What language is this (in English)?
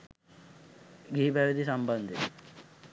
Sinhala